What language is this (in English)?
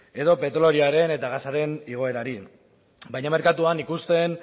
Basque